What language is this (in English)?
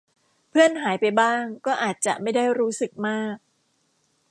Thai